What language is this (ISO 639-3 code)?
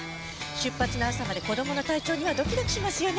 jpn